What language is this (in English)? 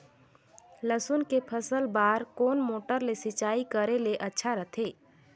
Chhattisgarhi